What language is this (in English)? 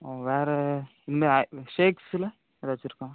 Tamil